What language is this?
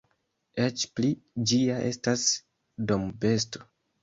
Esperanto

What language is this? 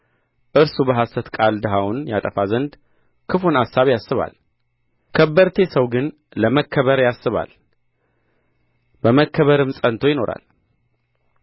Amharic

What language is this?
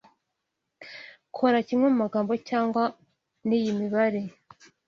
Kinyarwanda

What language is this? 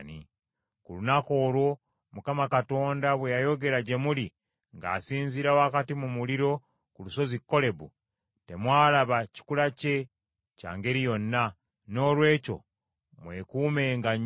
Ganda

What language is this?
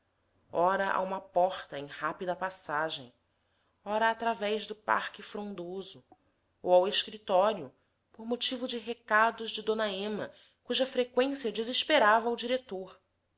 Portuguese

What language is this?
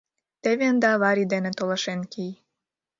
Mari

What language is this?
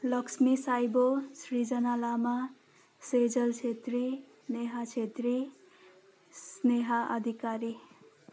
Nepali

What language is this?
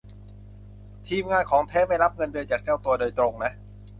Thai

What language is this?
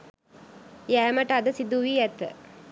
Sinhala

